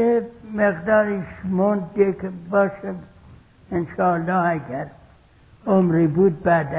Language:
Persian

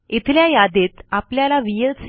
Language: Marathi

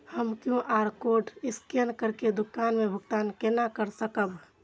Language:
Maithili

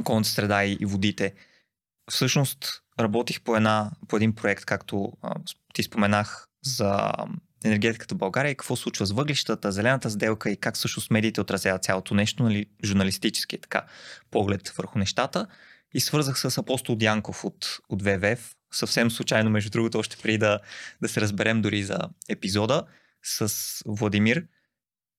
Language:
Bulgarian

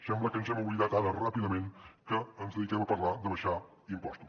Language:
Catalan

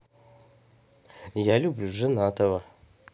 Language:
Russian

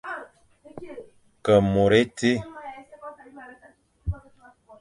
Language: Fang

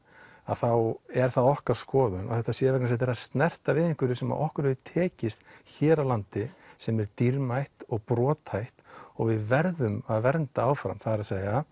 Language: Icelandic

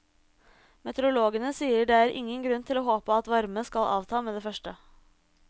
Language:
Norwegian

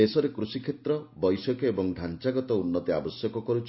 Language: Odia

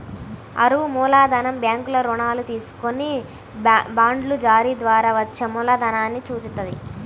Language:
Telugu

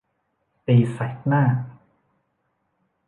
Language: Thai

